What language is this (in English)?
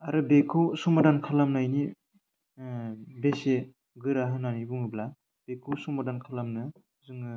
Bodo